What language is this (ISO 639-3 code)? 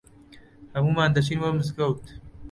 ckb